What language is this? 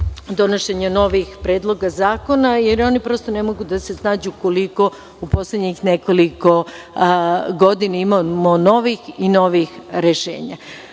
Serbian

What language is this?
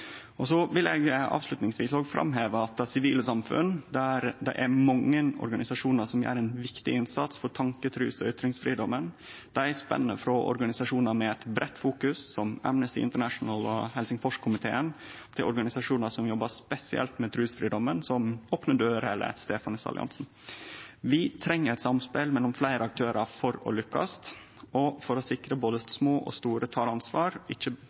Norwegian Nynorsk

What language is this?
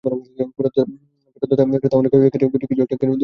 Bangla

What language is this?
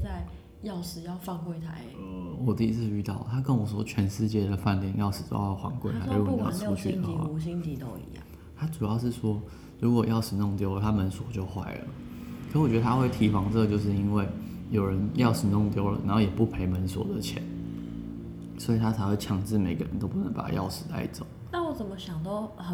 Chinese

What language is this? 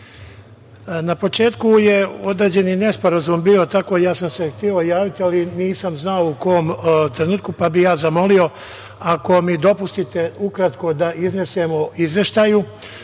Serbian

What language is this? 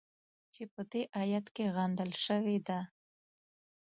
Pashto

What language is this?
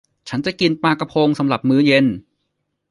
Thai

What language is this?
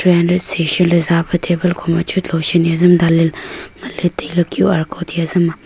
Wancho Naga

